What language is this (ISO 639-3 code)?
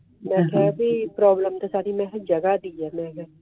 pan